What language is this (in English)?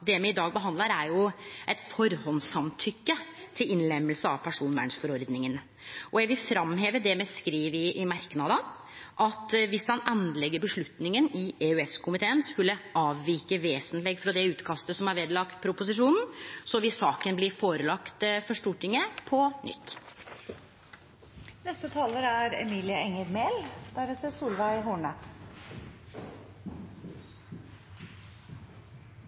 Norwegian